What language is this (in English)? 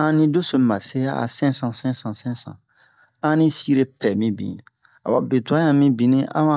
Bomu